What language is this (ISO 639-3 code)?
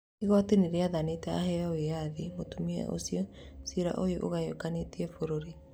kik